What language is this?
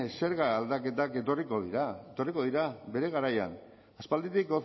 Basque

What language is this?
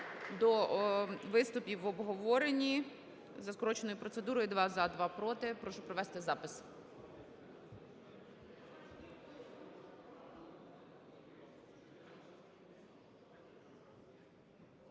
Ukrainian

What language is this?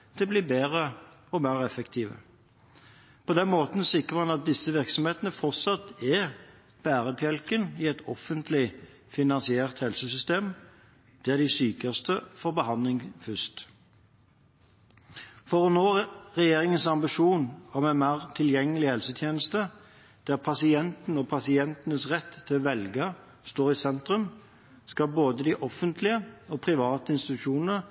Norwegian Bokmål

